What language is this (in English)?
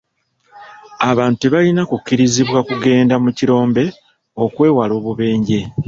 Ganda